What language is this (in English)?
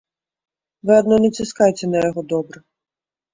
Belarusian